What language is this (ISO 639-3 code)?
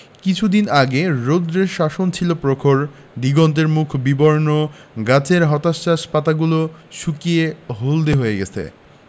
ben